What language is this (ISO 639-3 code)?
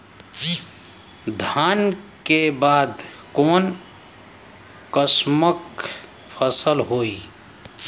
bho